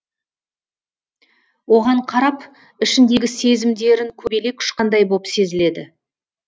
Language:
Kazakh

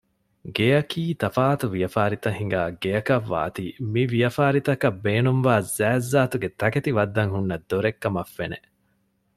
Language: Divehi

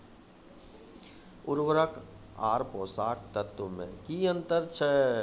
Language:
Maithili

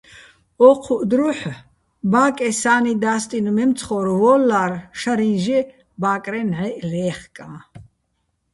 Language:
Bats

